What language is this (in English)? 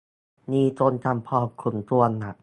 Thai